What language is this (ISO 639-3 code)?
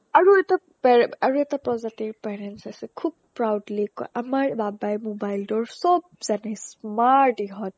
asm